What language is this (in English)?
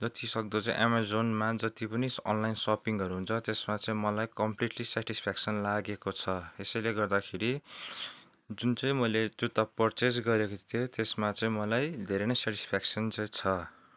Nepali